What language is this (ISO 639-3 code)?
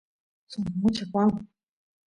qus